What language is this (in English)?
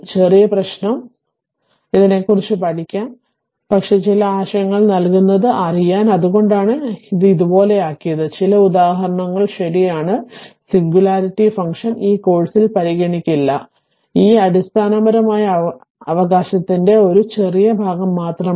Malayalam